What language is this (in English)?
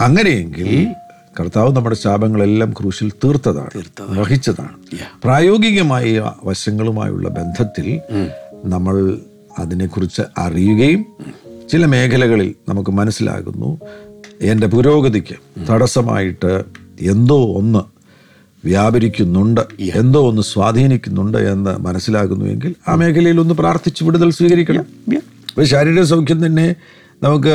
Malayalam